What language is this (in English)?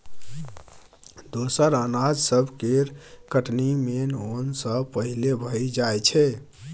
Maithili